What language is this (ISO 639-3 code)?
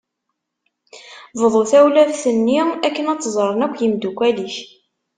kab